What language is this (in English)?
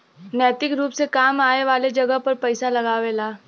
Bhojpuri